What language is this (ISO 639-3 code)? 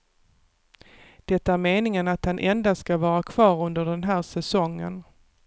swe